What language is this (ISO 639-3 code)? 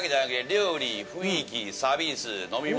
jpn